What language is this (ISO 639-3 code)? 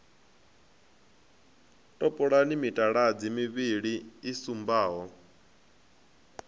ven